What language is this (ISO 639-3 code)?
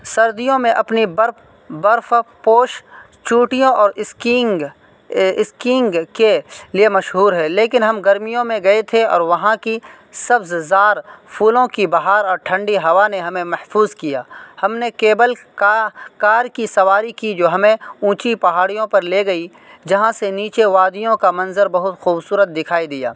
urd